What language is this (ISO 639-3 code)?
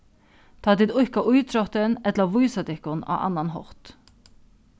fao